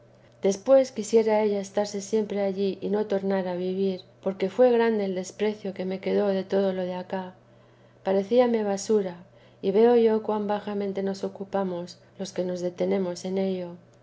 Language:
Spanish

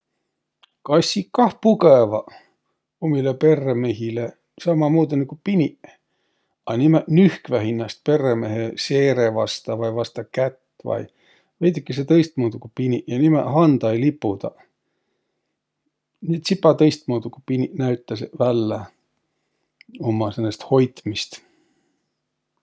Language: Võro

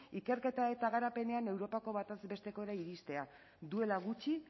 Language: Basque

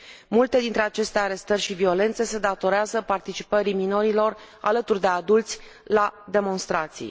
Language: Romanian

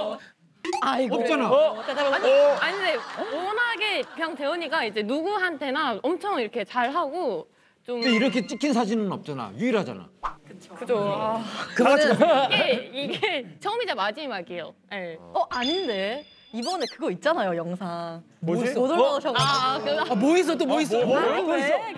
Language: Korean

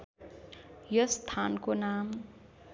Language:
Nepali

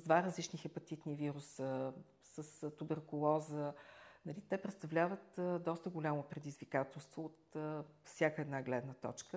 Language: Bulgarian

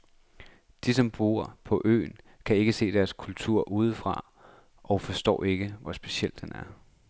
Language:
Danish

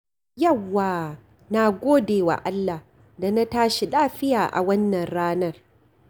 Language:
Hausa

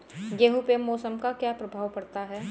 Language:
Hindi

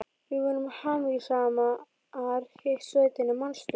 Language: Icelandic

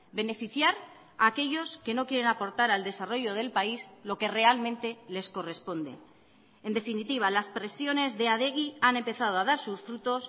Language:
Spanish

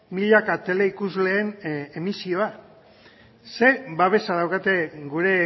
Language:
Basque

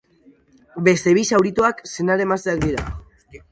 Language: Basque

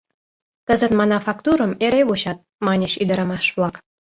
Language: Mari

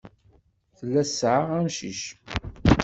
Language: Kabyle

